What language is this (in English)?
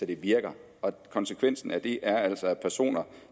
Danish